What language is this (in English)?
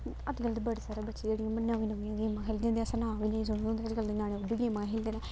Dogri